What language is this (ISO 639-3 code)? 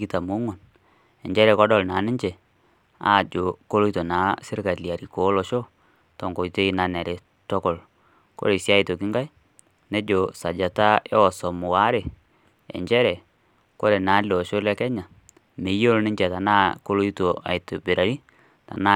mas